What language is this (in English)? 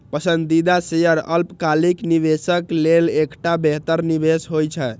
Maithili